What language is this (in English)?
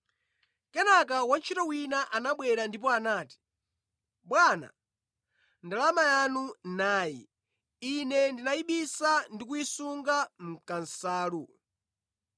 Nyanja